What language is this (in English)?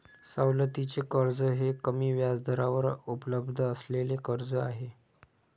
Marathi